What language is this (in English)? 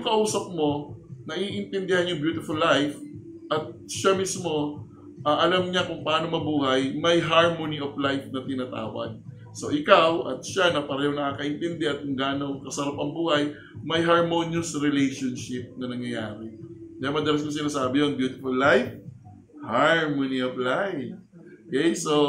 Filipino